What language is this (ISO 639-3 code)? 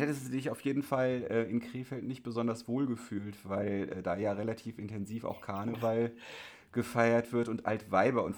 deu